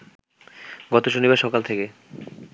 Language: Bangla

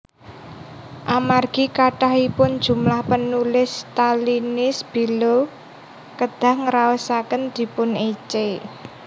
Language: Javanese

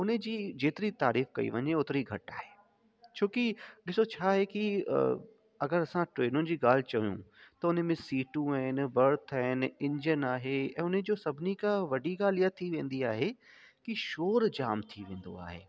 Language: Sindhi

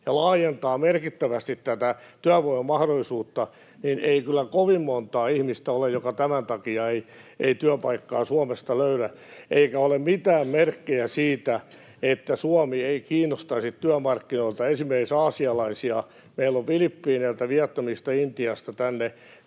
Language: Finnish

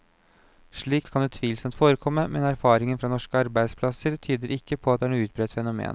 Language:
Norwegian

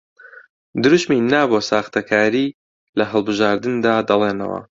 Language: Central Kurdish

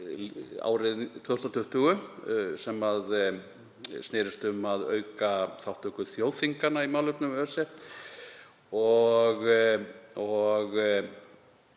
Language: Icelandic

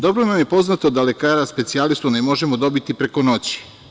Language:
Serbian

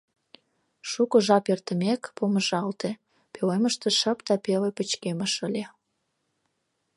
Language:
Mari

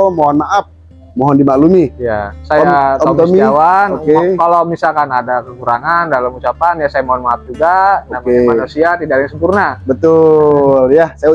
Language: Indonesian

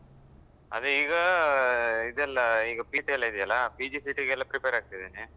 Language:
Kannada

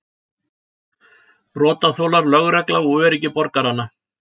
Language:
Icelandic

